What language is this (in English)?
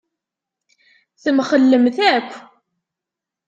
Kabyle